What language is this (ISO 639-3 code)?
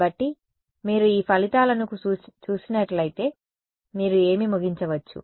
tel